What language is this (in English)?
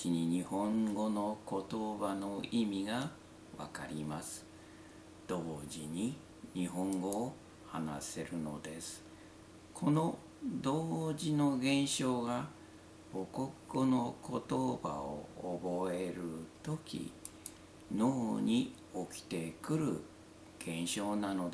Japanese